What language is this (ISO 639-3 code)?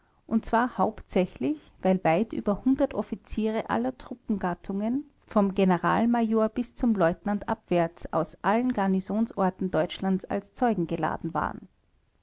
deu